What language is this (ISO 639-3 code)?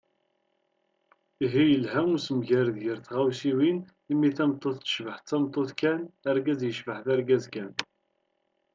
kab